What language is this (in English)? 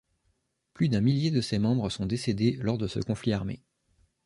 French